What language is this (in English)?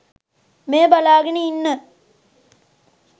Sinhala